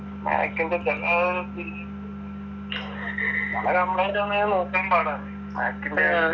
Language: Malayalam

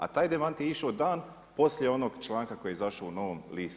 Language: Croatian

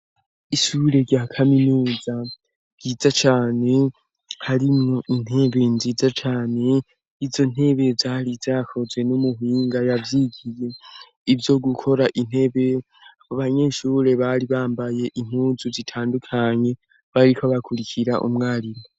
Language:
Rundi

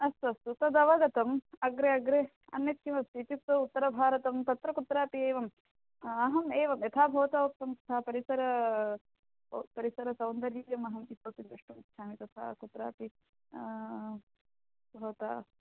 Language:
Sanskrit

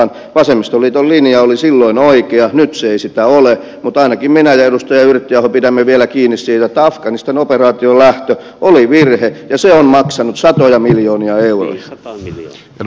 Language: Finnish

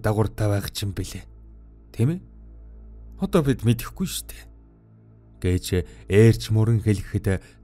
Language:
Korean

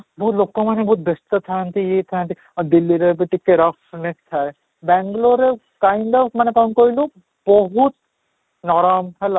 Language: Odia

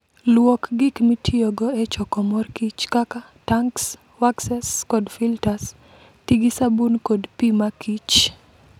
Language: Luo (Kenya and Tanzania)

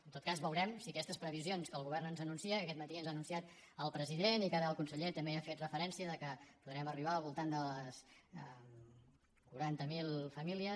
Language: Catalan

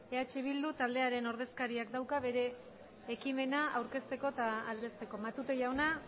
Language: Basque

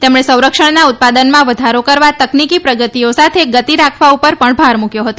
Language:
Gujarati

